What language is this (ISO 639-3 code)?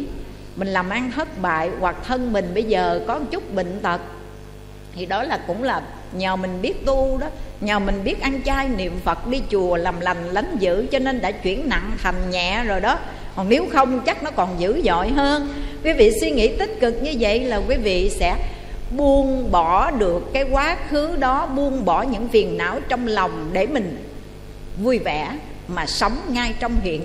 vie